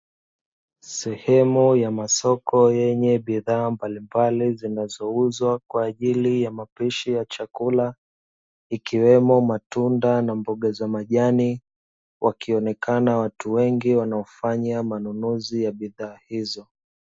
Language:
Swahili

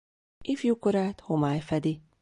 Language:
Hungarian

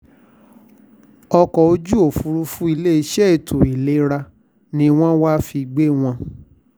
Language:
Yoruba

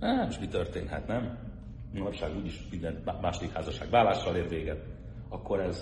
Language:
Hungarian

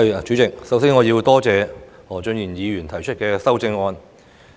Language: Cantonese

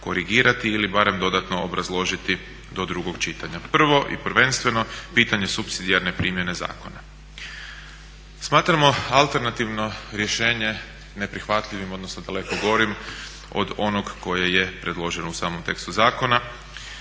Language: Croatian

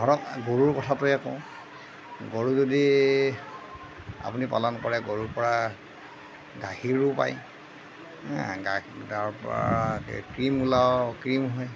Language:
Assamese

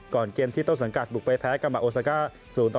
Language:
Thai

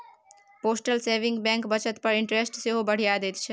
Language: Maithili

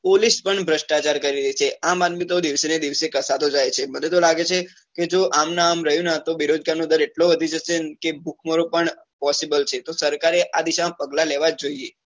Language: Gujarati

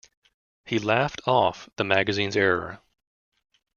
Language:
English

